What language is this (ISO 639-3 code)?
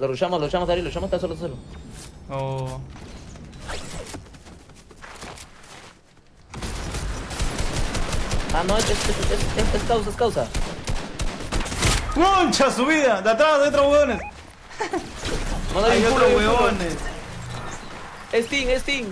spa